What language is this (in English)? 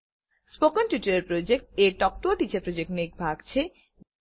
Gujarati